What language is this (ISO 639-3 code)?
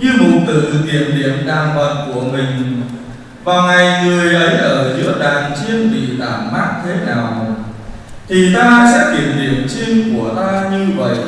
vie